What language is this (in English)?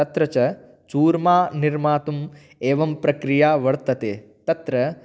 Sanskrit